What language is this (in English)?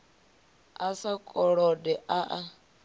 Venda